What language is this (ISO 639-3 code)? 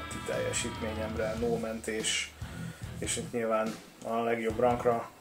hun